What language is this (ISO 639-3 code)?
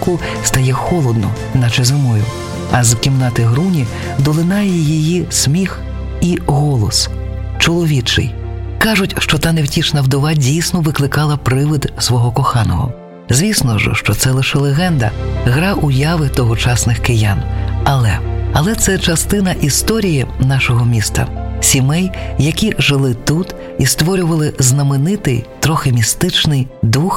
ukr